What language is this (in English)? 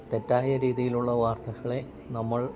Malayalam